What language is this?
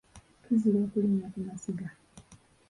Ganda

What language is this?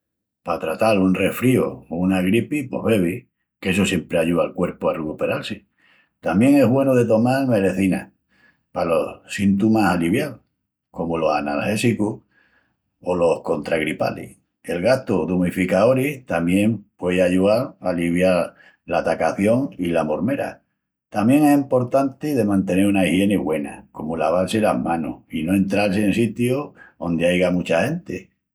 Extremaduran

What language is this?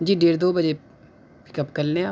Urdu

